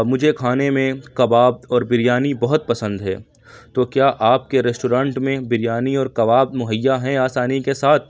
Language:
Urdu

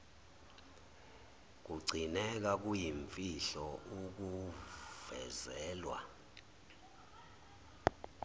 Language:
Zulu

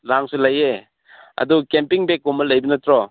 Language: Manipuri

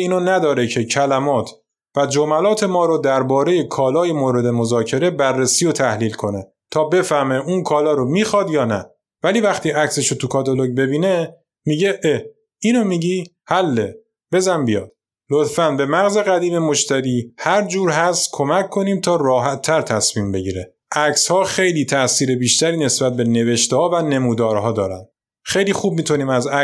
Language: Persian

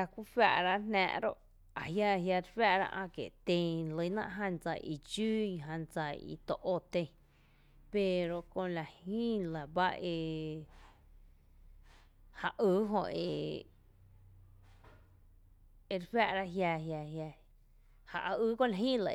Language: Tepinapa Chinantec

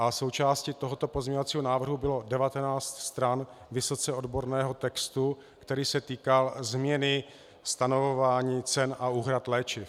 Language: Czech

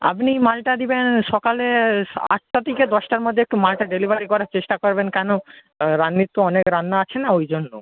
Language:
Bangla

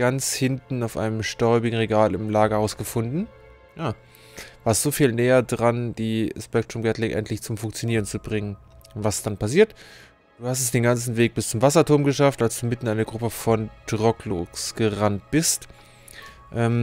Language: German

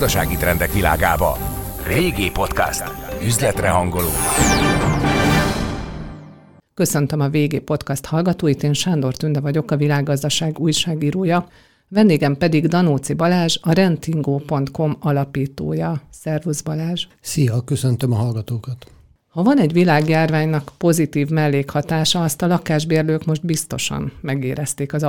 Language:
Hungarian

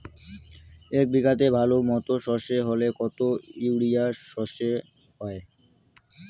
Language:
Bangla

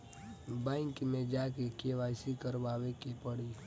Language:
Bhojpuri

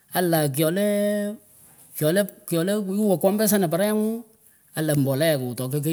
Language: Pökoot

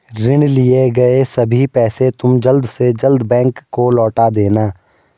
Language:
Hindi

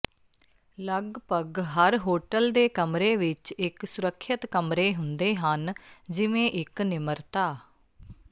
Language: Punjabi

